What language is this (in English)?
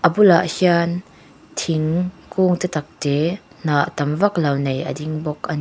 Mizo